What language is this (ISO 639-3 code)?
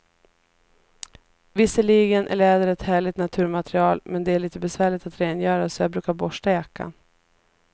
swe